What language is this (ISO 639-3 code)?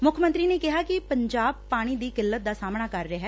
pan